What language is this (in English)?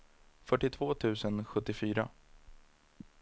Swedish